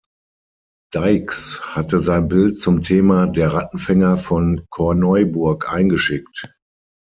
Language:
German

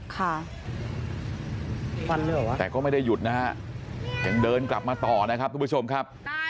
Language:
Thai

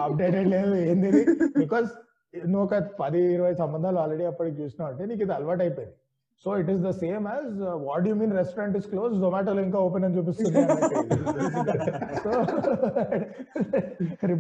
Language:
Telugu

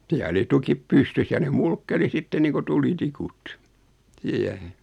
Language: Finnish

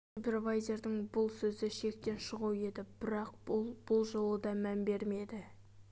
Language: Kazakh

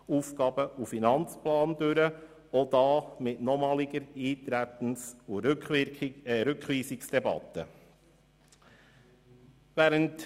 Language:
Swiss German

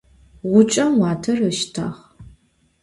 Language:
Adyghe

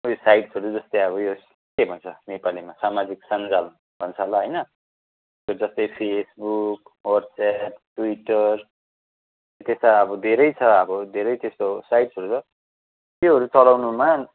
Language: Nepali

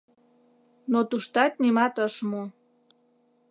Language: Mari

